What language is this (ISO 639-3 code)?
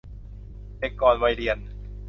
tha